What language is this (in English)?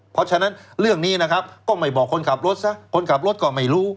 Thai